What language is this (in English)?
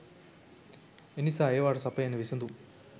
Sinhala